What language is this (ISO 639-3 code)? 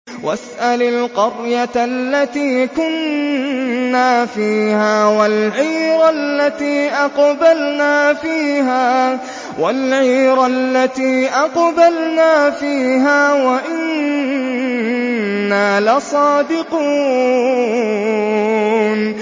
ara